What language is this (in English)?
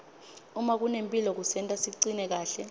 Swati